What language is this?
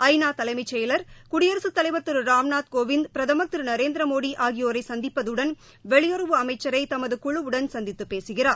Tamil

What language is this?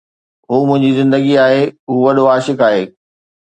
Sindhi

